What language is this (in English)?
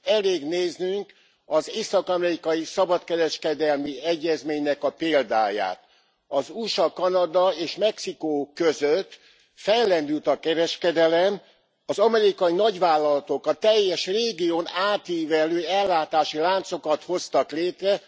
Hungarian